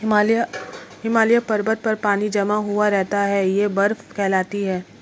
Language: Hindi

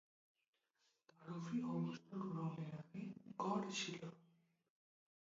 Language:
Bangla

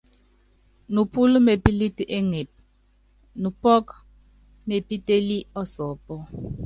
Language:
Yangben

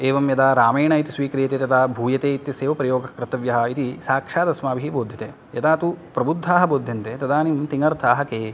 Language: Sanskrit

